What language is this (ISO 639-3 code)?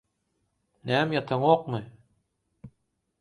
tuk